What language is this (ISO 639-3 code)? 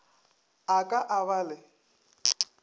nso